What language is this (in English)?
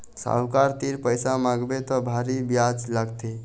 Chhattisgarhi